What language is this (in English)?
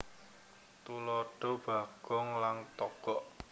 Javanese